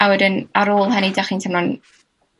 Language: Welsh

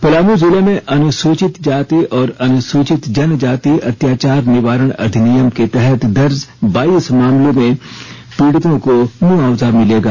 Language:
Hindi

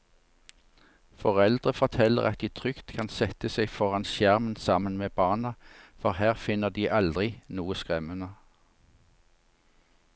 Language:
Norwegian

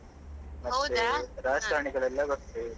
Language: Kannada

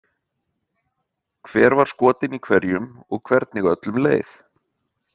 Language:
Icelandic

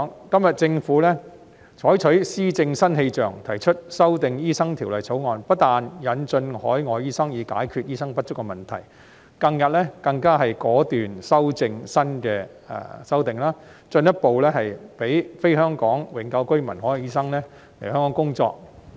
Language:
Cantonese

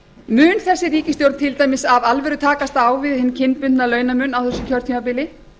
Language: Icelandic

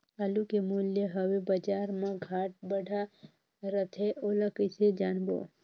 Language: Chhattisgarhi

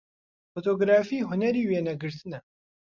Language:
Central Kurdish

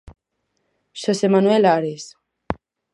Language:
Galician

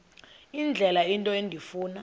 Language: Xhosa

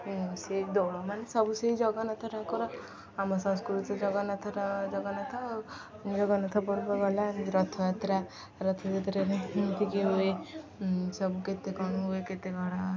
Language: Odia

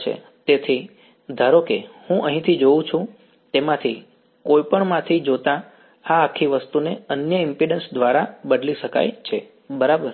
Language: Gujarati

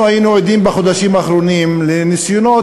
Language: Hebrew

